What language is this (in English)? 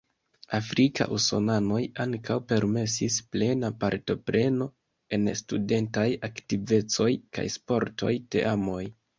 Esperanto